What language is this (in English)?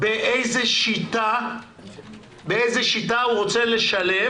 Hebrew